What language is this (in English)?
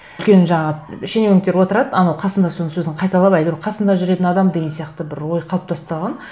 Kazakh